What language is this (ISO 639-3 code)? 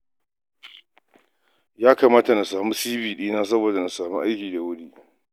hau